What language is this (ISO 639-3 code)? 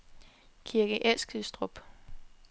dan